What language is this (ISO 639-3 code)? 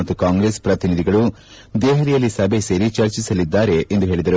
kan